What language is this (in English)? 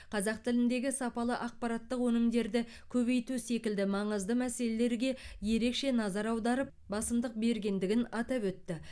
Kazakh